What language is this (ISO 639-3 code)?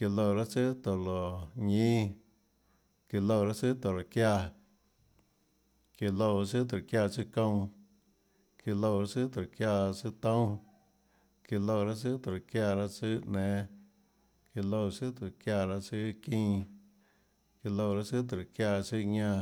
ctl